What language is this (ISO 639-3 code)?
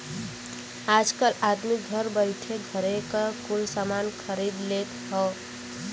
bho